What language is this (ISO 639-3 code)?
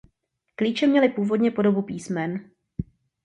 ces